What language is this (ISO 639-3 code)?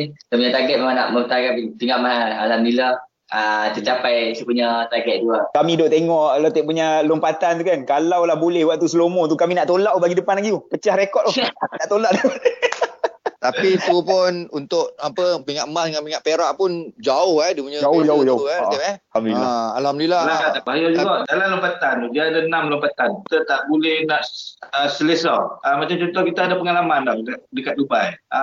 msa